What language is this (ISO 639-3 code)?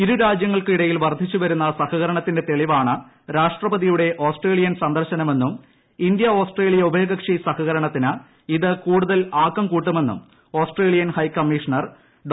mal